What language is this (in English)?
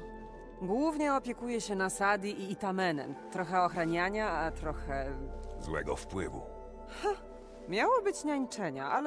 Polish